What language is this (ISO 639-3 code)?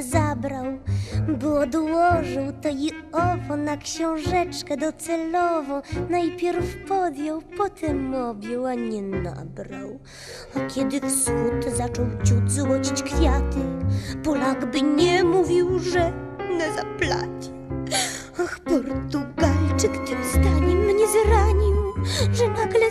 pol